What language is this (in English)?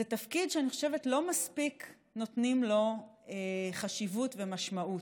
Hebrew